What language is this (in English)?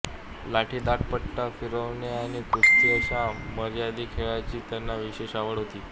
Marathi